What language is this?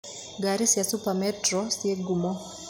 Kikuyu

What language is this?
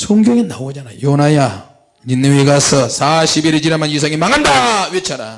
Korean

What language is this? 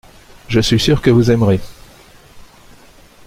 French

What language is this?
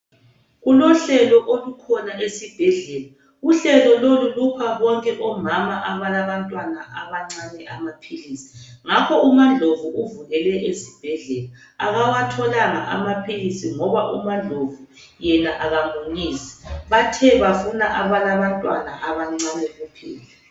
North Ndebele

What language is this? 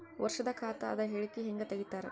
Kannada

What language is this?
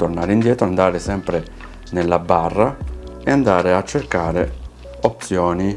Italian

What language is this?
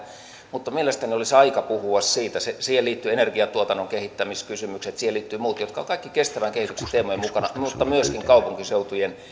Finnish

